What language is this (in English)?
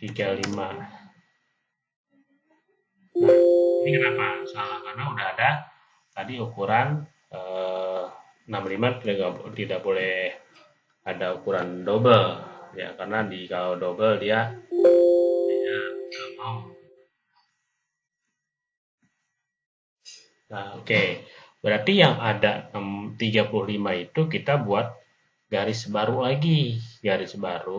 Indonesian